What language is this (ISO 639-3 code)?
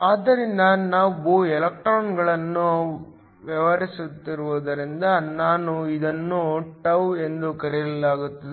kan